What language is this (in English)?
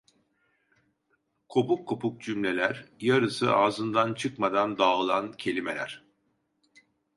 Turkish